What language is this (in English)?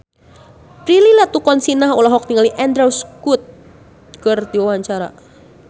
Sundanese